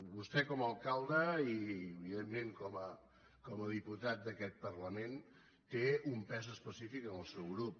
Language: Catalan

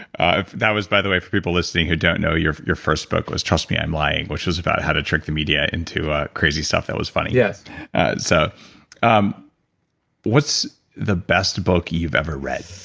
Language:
English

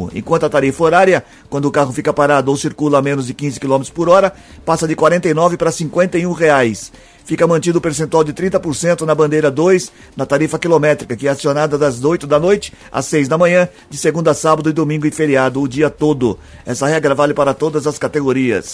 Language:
Portuguese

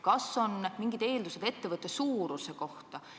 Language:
Estonian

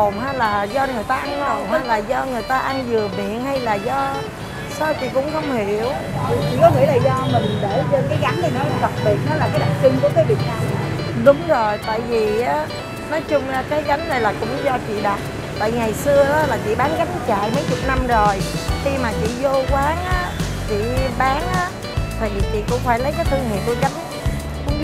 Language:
Vietnamese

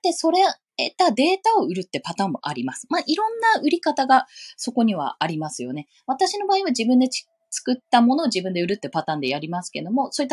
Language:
Japanese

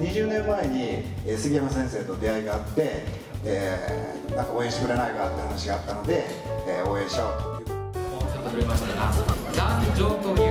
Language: Japanese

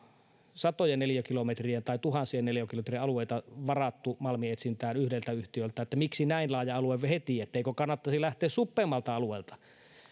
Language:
Finnish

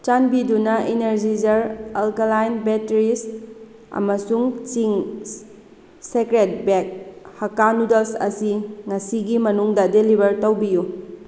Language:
Manipuri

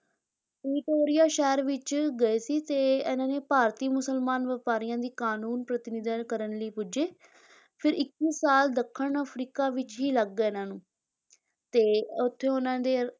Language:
Punjabi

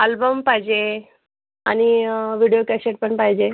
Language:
Marathi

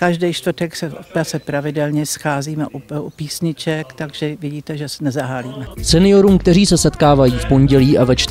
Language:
Czech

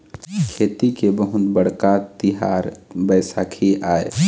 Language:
Chhattisgarhi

